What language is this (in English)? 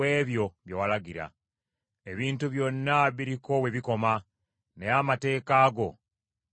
Ganda